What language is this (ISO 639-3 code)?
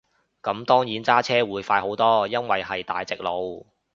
yue